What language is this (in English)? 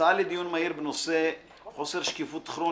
Hebrew